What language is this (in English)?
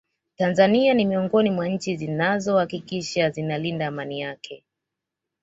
Swahili